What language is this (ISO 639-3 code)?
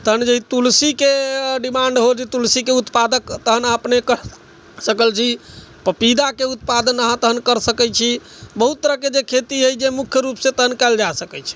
mai